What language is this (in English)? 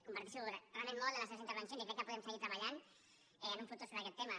Catalan